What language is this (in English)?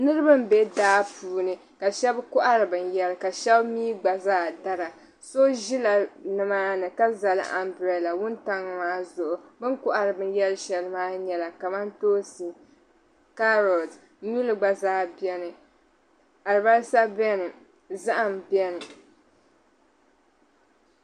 Dagbani